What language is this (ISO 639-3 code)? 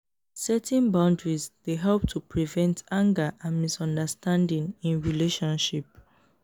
pcm